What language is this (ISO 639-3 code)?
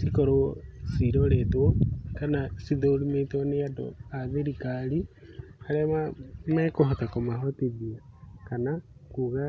kik